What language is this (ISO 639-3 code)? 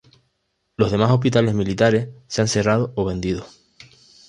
spa